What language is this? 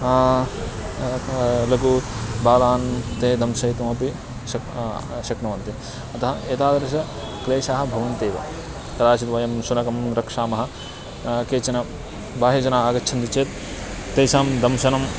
Sanskrit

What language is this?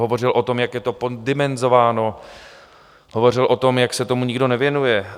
Czech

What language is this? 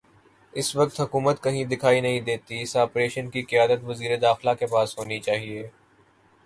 Urdu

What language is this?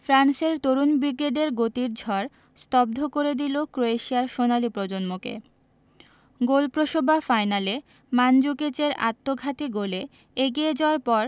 Bangla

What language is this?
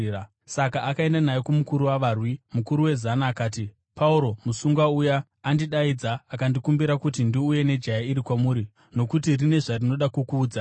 Shona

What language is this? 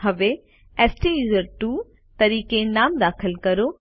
Gujarati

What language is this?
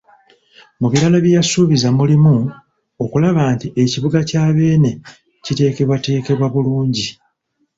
Ganda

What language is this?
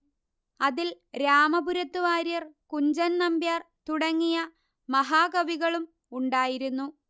Malayalam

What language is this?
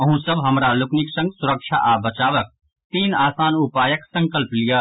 Maithili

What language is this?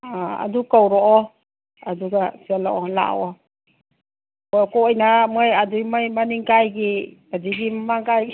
Manipuri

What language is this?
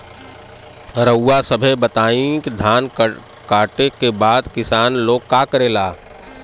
Bhojpuri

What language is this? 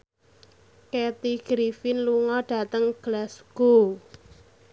Javanese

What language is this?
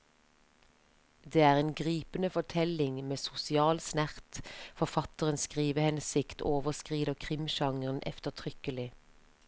Norwegian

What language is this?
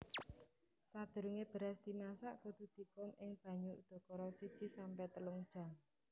Javanese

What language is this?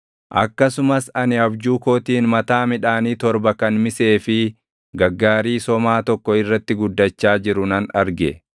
Oromo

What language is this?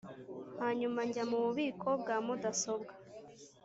Kinyarwanda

